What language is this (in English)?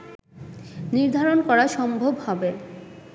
Bangla